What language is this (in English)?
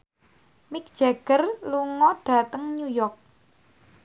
Javanese